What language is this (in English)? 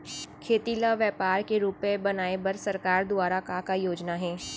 Chhattisgarhi